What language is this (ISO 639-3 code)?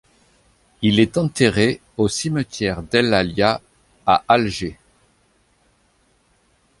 fra